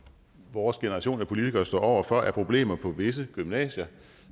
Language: Danish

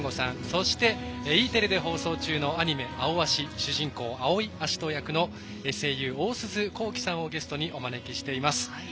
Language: Japanese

